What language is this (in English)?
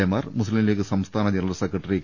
Malayalam